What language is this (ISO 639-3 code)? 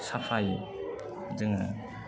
brx